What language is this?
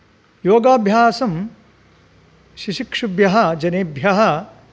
Sanskrit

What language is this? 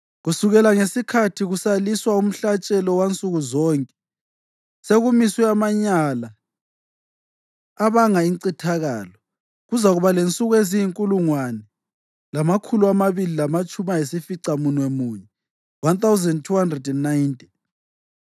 North Ndebele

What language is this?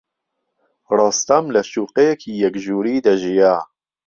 Central Kurdish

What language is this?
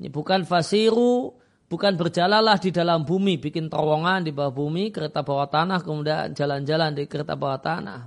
Indonesian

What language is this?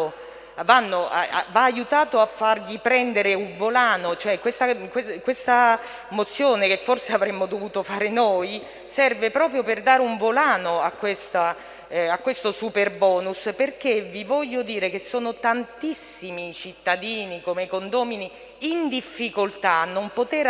Italian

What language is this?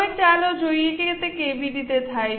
Gujarati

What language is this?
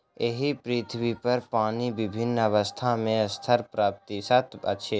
Maithili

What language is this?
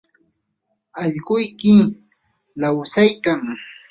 Yanahuanca Pasco Quechua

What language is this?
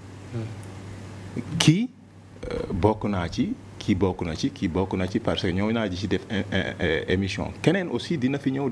French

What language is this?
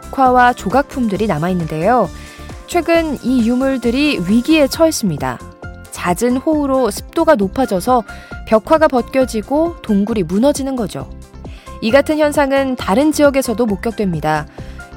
Korean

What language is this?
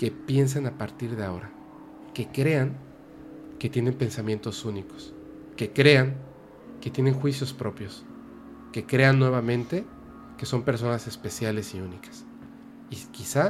Spanish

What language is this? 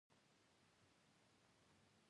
Pashto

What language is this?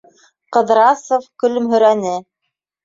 Bashkir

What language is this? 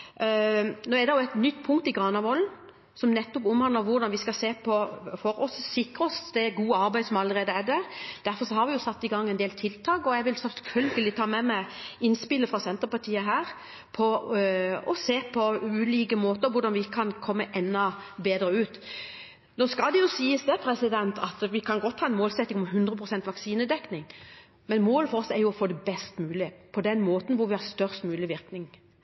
Norwegian Bokmål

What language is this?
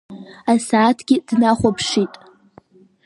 Abkhazian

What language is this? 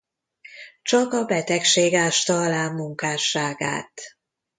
Hungarian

